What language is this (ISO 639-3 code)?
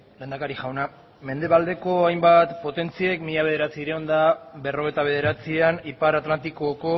eus